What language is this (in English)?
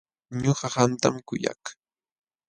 Jauja Wanca Quechua